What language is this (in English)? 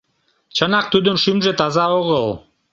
Mari